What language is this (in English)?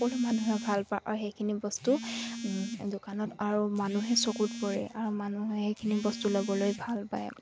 Assamese